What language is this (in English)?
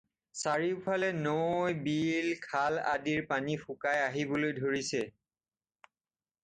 Assamese